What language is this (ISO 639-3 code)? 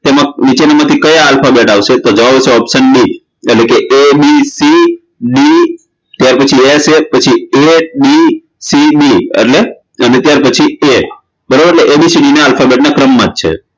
guj